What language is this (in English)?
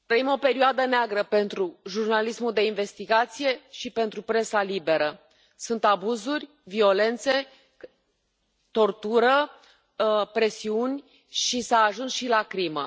Romanian